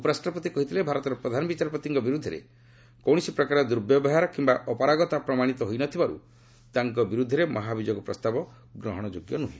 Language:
Odia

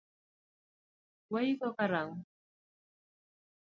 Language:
Luo (Kenya and Tanzania)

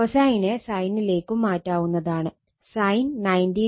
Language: Malayalam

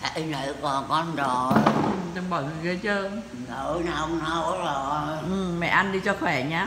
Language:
Vietnamese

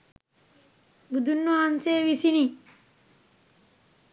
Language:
Sinhala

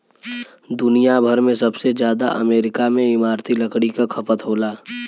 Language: Bhojpuri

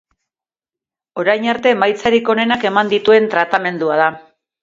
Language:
Basque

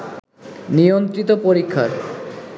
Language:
Bangla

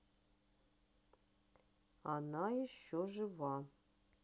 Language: Russian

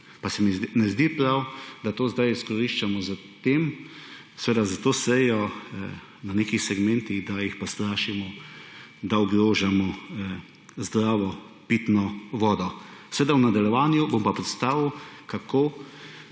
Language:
Slovenian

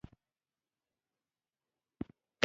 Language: Pashto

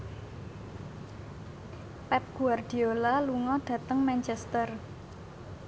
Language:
Javanese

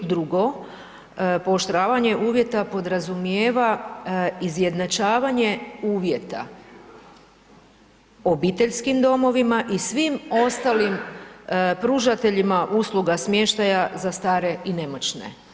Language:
Croatian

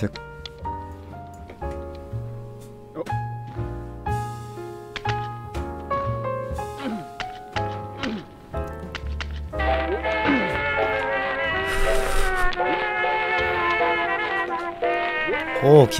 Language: Korean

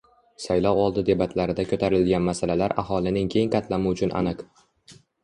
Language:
Uzbek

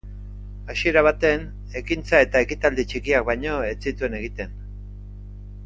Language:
Basque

